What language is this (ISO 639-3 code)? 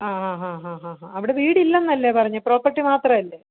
mal